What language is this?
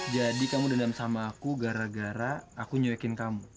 Indonesian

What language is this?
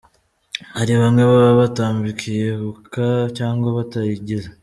Kinyarwanda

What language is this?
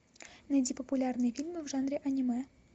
Russian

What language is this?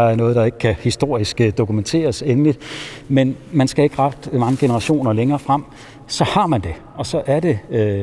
Danish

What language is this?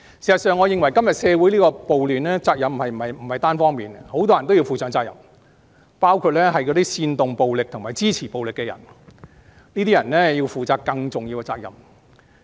Cantonese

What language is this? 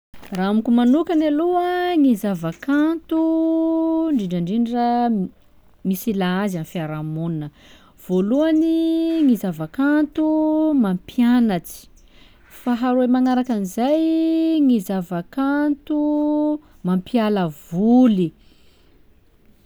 Sakalava Malagasy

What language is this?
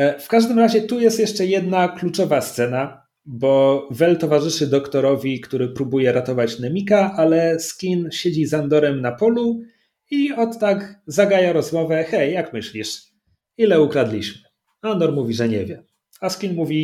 Polish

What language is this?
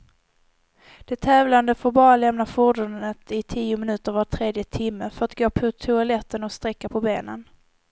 Swedish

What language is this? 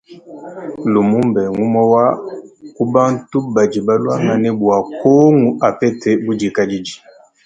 Luba-Lulua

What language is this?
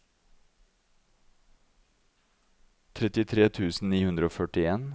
Norwegian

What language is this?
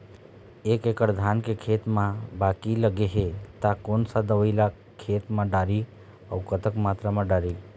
Chhattisgarhi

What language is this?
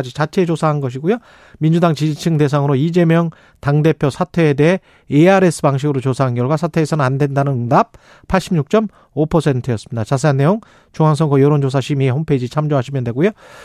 Korean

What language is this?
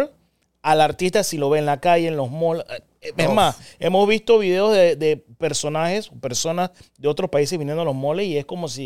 Spanish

